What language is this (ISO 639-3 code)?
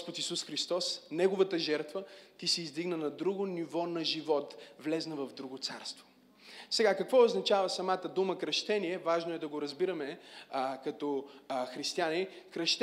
bul